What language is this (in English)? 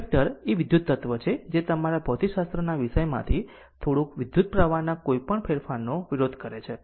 Gujarati